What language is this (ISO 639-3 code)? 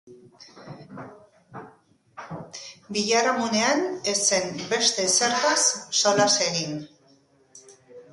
eus